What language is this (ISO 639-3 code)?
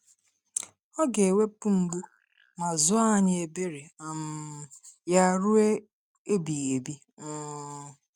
ibo